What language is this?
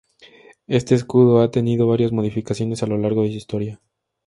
Spanish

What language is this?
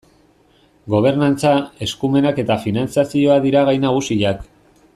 Basque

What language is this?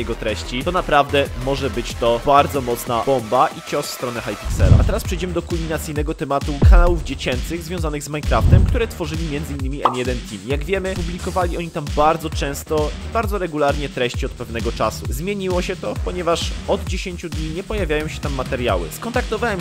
Polish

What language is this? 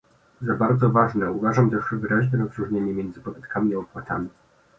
Polish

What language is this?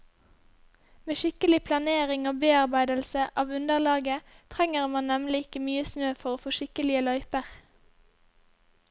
Norwegian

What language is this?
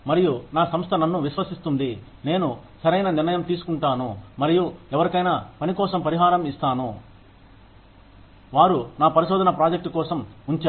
Telugu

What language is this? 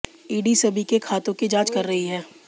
Hindi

